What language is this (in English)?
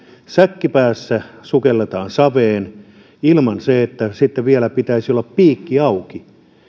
Finnish